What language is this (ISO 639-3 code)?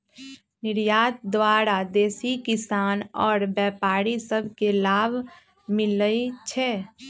mag